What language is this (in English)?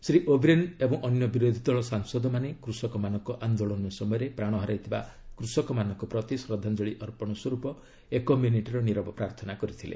Odia